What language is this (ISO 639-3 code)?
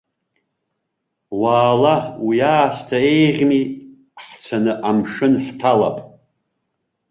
abk